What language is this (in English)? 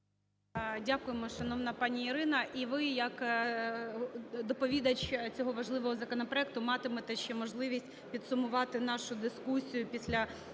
Ukrainian